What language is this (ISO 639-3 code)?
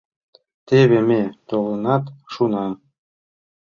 chm